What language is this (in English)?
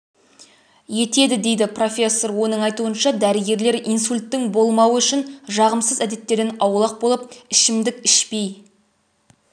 Kazakh